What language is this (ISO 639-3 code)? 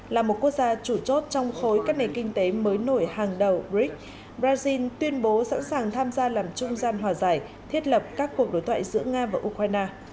vie